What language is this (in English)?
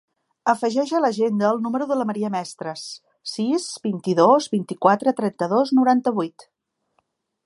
Catalan